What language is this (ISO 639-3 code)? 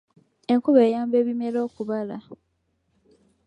lug